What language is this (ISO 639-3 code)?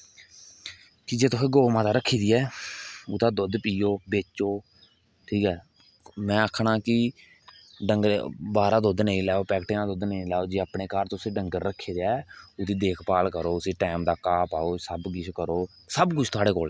doi